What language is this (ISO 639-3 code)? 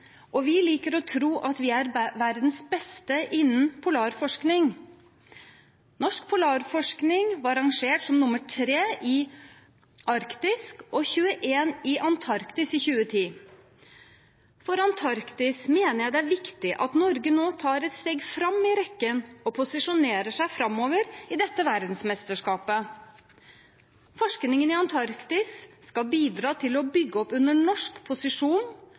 nob